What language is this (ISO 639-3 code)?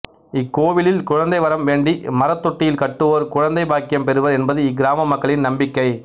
tam